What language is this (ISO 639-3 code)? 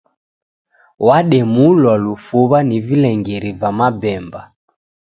dav